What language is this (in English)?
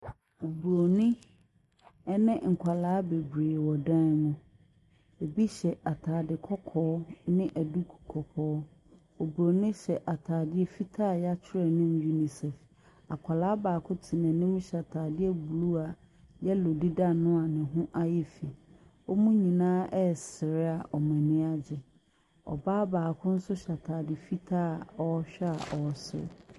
Akan